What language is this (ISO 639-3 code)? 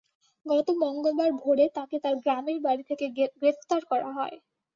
ben